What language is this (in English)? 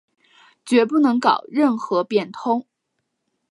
Chinese